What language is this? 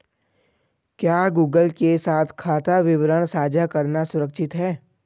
Hindi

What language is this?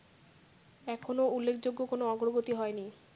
Bangla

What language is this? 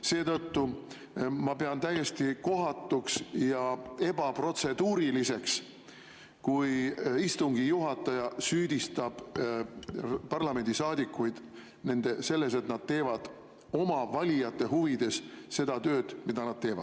Estonian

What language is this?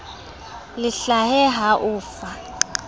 Southern Sotho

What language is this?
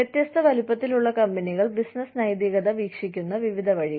Malayalam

